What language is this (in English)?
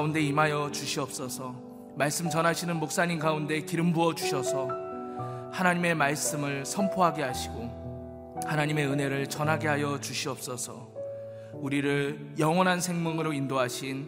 Korean